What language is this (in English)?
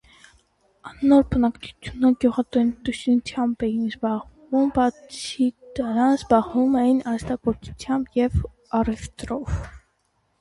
Armenian